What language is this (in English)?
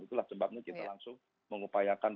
Indonesian